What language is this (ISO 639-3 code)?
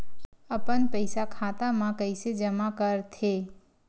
hne